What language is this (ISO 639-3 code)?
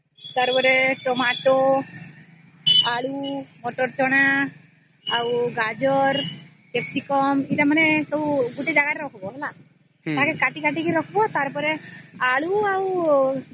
ori